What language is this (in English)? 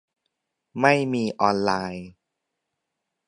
Thai